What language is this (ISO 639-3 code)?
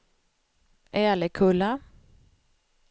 swe